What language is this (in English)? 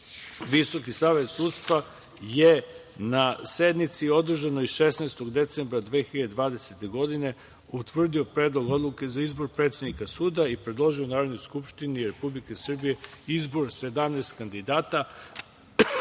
Serbian